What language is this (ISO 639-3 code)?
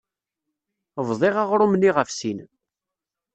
kab